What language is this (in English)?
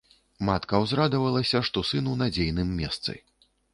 Belarusian